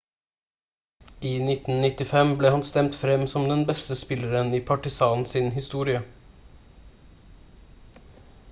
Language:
Norwegian Bokmål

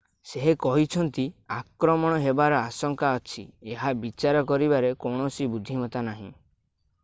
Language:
Odia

